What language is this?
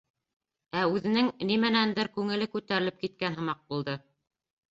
Bashkir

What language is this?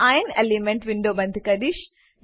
Gujarati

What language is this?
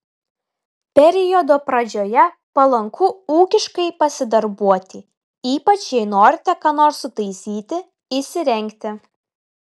Lithuanian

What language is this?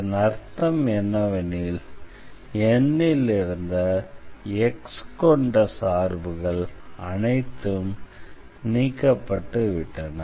Tamil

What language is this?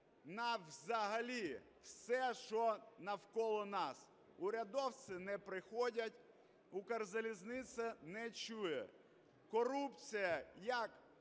Ukrainian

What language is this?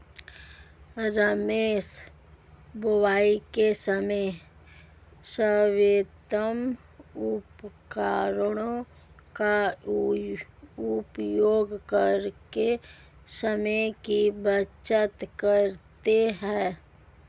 Hindi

